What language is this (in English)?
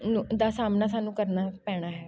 Punjabi